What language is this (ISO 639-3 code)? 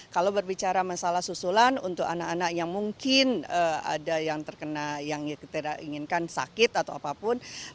ind